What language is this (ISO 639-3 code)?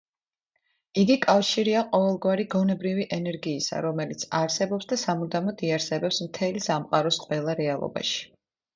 kat